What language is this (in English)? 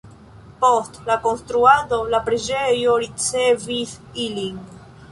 Esperanto